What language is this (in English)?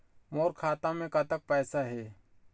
Chhattisgarhi